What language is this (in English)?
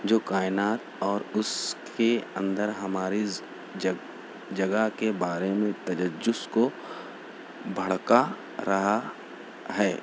Urdu